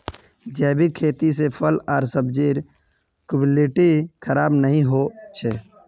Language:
Magahi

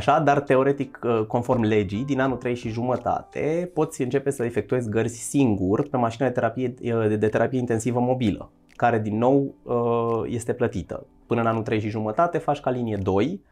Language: Romanian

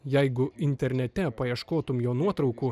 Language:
Lithuanian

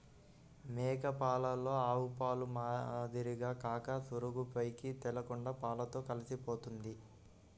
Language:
Telugu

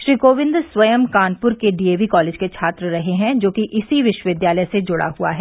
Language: Hindi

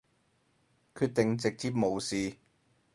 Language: Cantonese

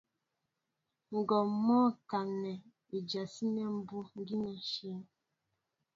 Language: Mbo (Cameroon)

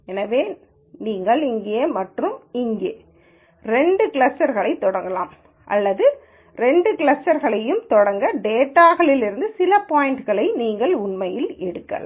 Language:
Tamil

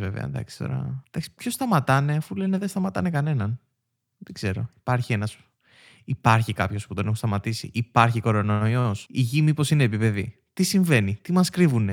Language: Greek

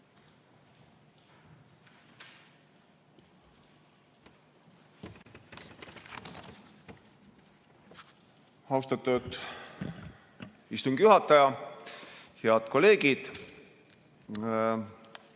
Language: Estonian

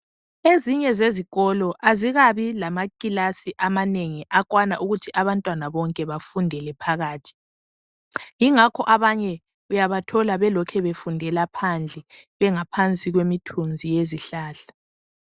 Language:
North Ndebele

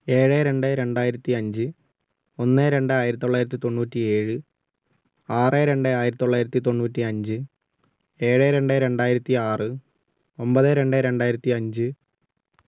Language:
Malayalam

